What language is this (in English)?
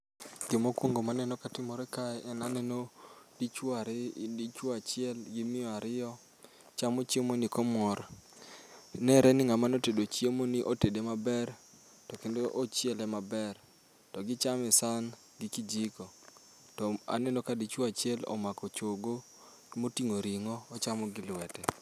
Luo (Kenya and Tanzania)